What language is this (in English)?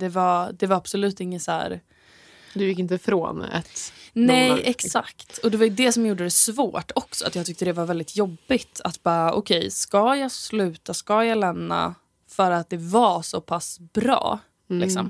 Swedish